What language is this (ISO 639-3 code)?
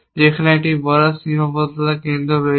ben